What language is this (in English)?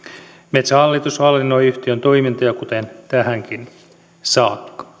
Finnish